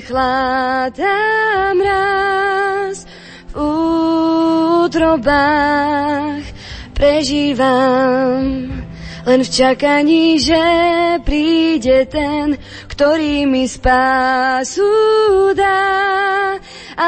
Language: Slovak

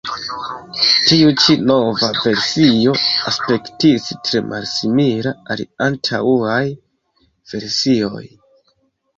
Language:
Esperanto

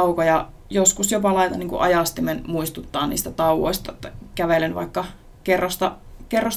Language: Finnish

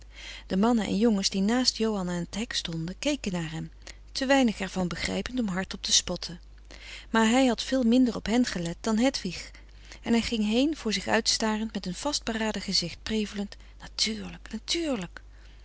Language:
Dutch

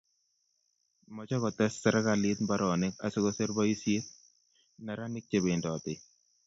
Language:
Kalenjin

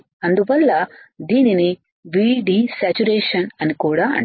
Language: Telugu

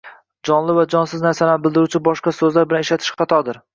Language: Uzbek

